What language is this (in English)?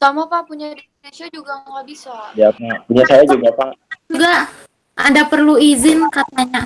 Indonesian